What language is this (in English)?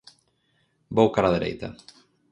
Galician